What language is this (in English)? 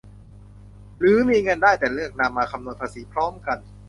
Thai